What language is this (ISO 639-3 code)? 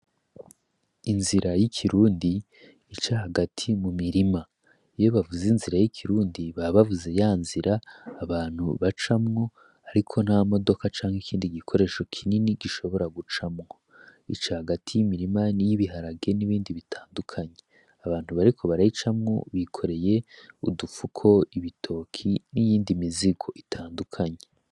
run